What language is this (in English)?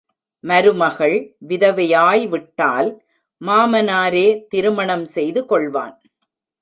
Tamil